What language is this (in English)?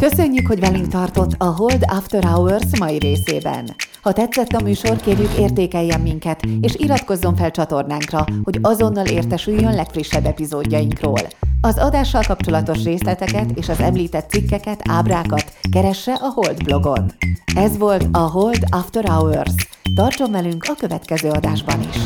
Hungarian